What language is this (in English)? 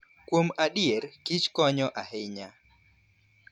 Luo (Kenya and Tanzania)